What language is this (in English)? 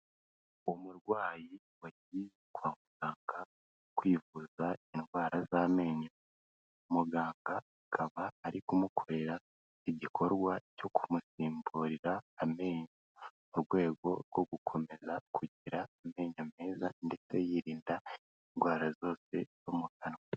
Kinyarwanda